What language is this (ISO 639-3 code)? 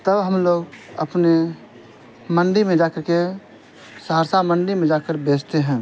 urd